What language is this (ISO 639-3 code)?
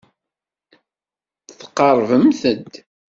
kab